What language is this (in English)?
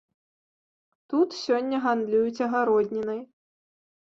Belarusian